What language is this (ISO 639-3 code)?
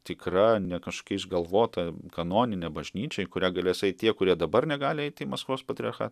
lit